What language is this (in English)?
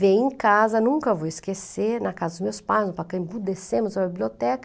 Portuguese